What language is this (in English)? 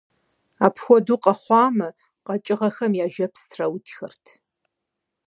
Kabardian